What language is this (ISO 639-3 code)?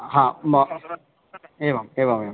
san